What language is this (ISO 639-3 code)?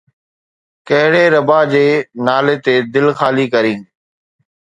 snd